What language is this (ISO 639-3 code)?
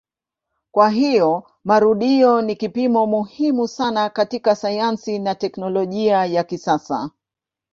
swa